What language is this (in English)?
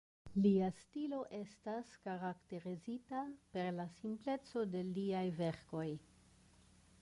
Esperanto